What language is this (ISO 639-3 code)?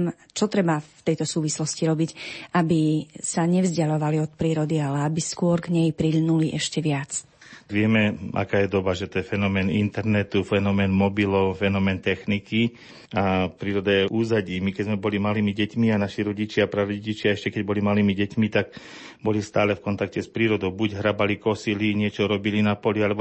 slk